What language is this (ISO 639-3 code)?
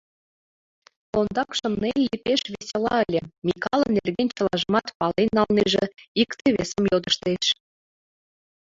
chm